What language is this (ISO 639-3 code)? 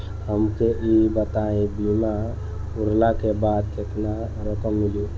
bho